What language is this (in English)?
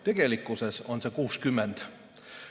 Estonian